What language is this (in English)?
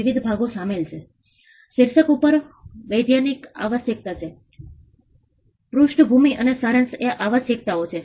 Gujarati